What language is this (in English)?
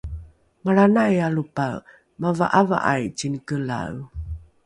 Rukai